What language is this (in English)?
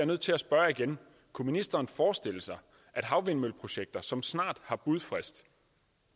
Danish